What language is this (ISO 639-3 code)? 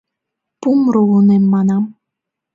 chm